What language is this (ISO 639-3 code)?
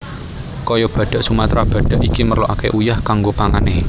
jav